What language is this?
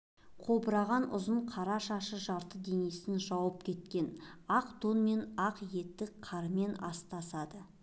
Kazakh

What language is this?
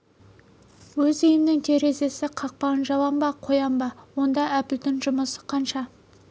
Kazakh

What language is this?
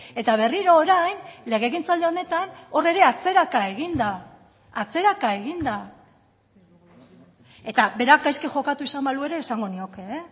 Basque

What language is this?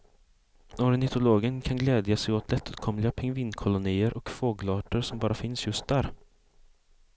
Swedish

